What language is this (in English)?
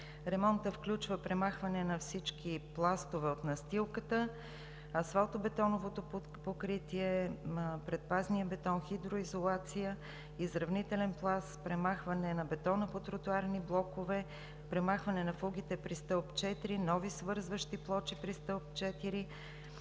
Bulgarian